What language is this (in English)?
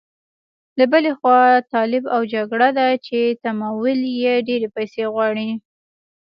Pashto